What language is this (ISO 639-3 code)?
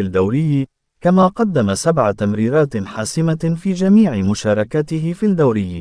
ara